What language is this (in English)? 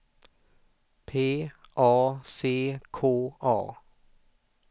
Swedish